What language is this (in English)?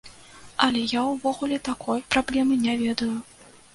Belarusian